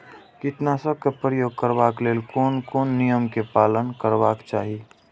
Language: Maithili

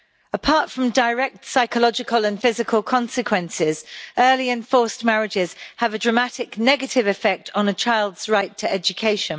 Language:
English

